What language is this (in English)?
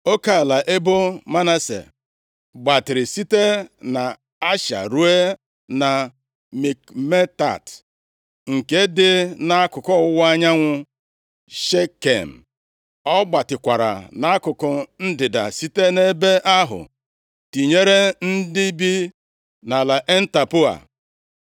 Igbo